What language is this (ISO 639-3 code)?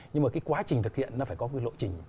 vie